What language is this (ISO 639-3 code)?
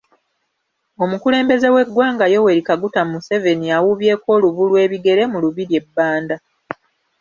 lug